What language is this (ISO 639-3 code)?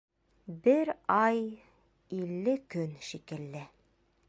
bak